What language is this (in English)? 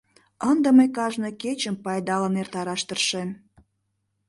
Mari